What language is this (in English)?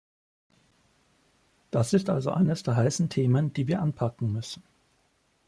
German